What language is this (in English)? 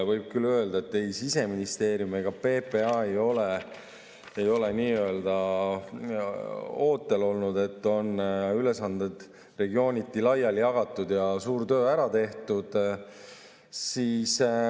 Estonian